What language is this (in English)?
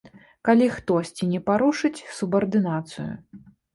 Belarusian